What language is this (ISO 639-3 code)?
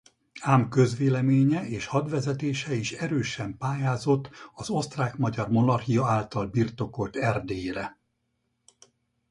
hun